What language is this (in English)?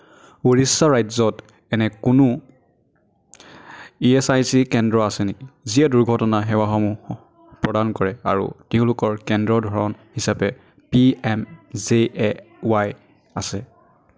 Assamese